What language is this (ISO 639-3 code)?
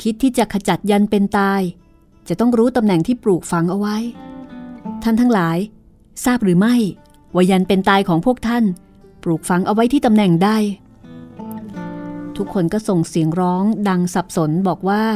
tha